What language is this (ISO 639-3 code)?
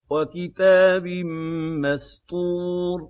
ara